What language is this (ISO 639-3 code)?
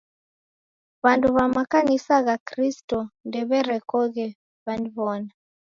dav